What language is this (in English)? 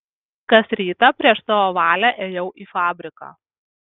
Lithuanian